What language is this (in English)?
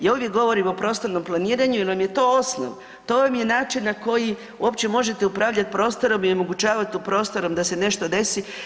Croatian